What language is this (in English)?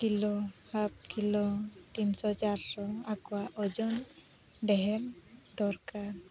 Santali